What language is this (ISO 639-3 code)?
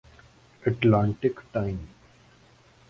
urd